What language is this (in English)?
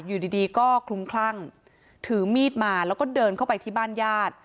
Thai